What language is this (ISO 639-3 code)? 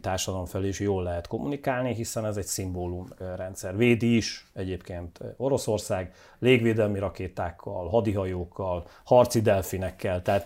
hun